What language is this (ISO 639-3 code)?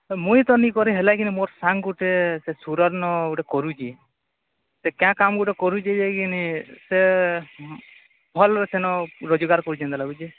ori